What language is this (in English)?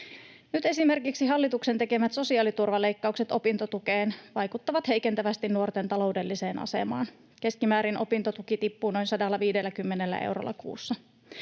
Finnish